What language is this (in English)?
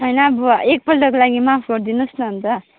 Nepali